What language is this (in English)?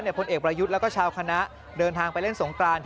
Thai